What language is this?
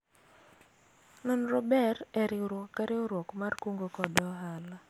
Luo (Kenya and Tanzania)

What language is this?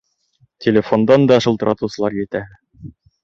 Bashkir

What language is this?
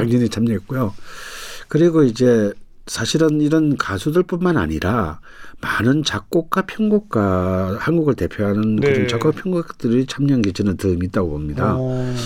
Korean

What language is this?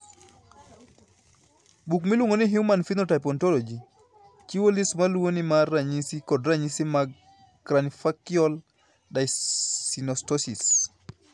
Luo (Kenya and Tanzania)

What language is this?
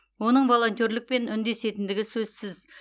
Kazakh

